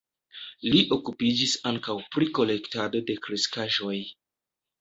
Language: Esperanto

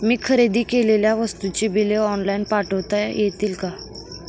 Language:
Marathi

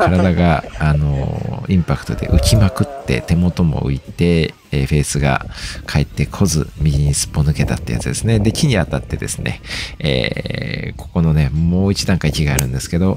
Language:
Japanese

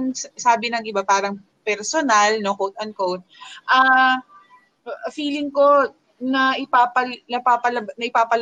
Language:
Filipino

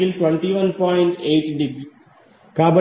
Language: Telugu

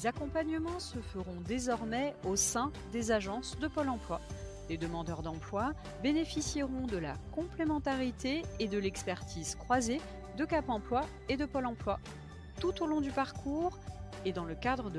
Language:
French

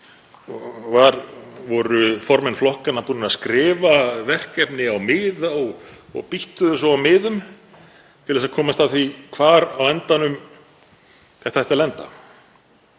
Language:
Icelandic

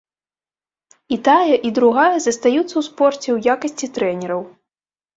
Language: Belarusian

